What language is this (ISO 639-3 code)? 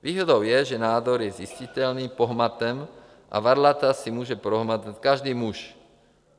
ces